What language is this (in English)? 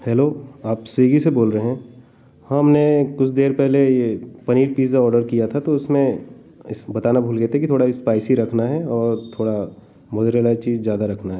Hindi